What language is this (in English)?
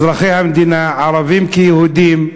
Hebrew